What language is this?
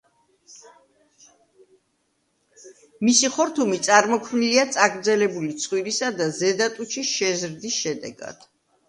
Georgian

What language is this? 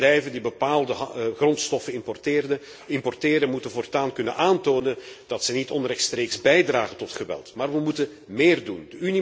Dutch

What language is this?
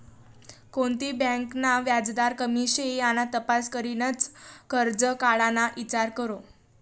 Marathi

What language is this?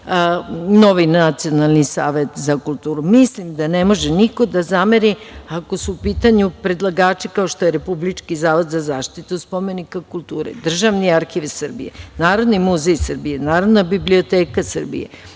Serbian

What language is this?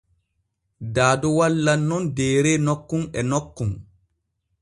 Borgu Fulfulde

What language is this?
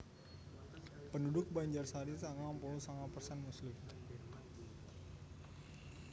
Javanese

